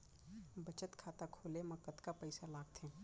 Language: Chhattisgarhi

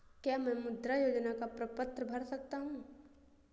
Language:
Hindi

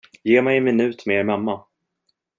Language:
Swedish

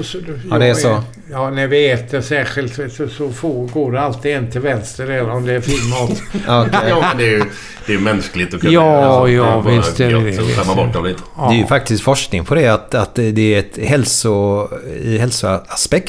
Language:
Swedish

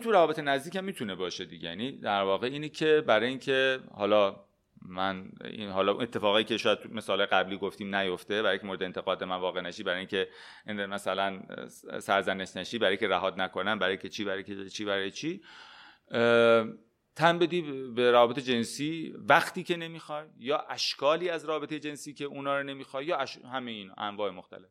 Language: Persian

